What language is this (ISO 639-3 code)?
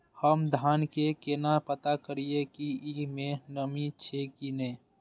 mai